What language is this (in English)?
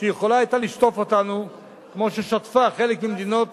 Hebrew